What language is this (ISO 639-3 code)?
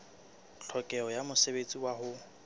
sot